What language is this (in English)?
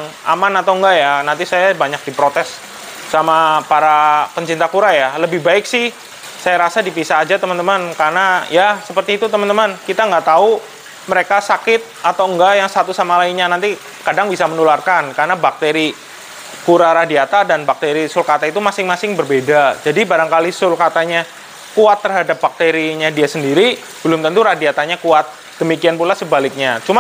Indonesian